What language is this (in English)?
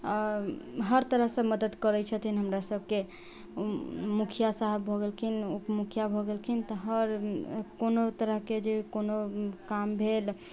Maithili